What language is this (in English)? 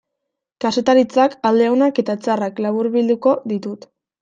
Basque